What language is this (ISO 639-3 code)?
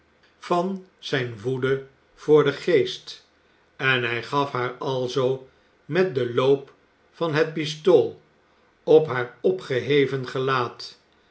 nld